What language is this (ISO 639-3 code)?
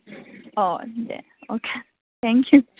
brx